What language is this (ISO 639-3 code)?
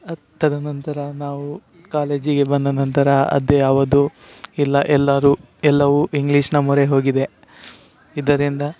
kan